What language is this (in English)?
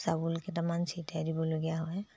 Assamese